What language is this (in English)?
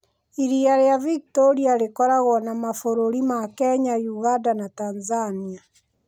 Kikuyu